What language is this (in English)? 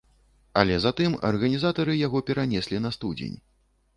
Belarusian